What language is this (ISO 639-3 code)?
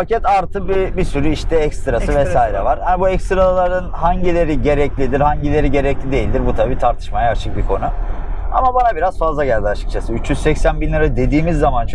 tur